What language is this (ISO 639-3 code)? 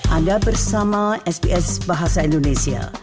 ind